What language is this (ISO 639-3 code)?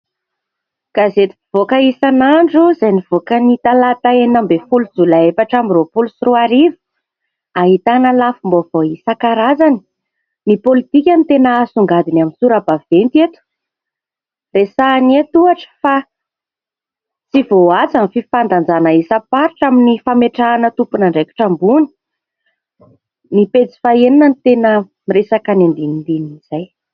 mlg